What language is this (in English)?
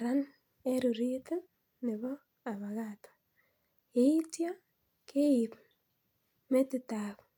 Kalenjin